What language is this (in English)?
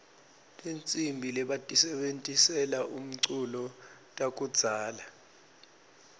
Swati